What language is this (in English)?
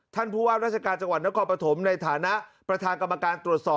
Thai